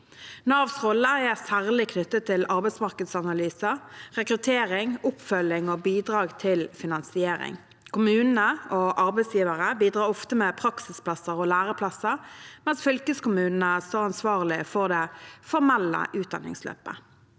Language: Norwegian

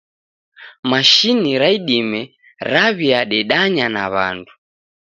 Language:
Taita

